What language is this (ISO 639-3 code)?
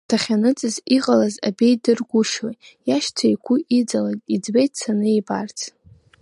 abk